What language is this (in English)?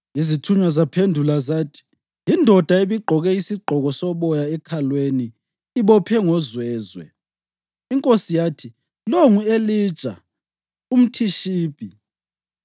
North Ndebele